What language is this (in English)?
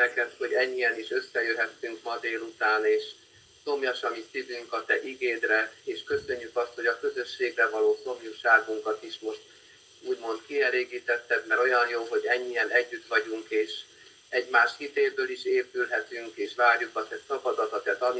Hungarian